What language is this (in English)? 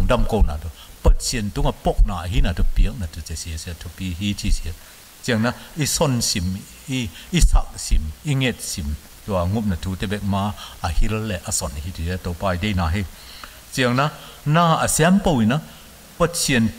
Thai